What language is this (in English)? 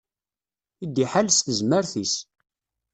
Kabyle